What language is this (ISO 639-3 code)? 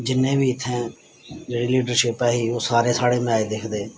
doi